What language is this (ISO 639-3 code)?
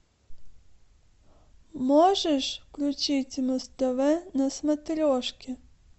rus